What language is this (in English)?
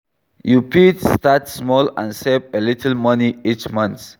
Nigerian Pidgin